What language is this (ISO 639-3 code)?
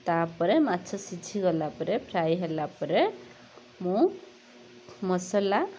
ori